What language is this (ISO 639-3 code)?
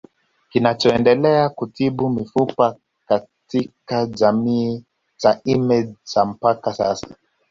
swa